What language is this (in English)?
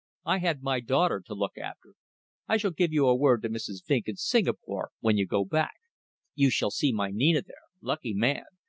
English